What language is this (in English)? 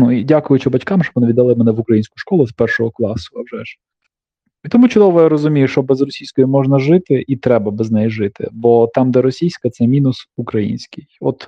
Ukrainian